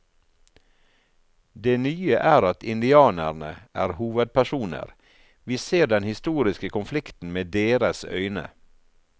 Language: Norwegian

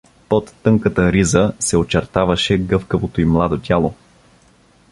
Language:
Bulgarian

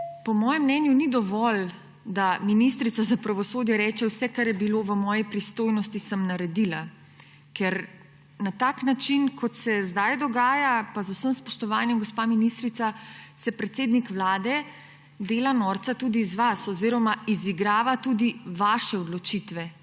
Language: Slovenian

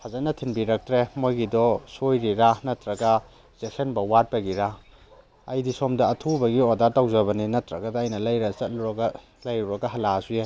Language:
Manipuri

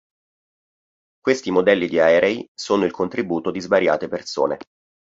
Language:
Italian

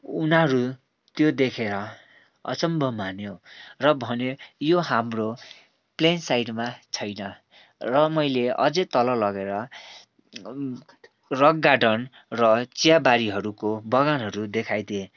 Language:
Nepali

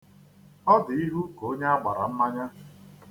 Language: Igbo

